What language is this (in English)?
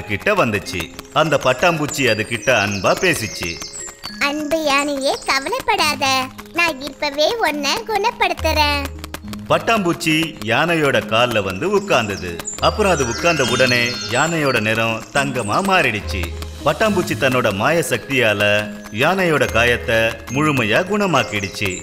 Indonesian